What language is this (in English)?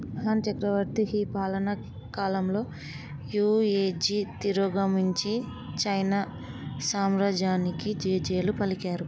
Telugu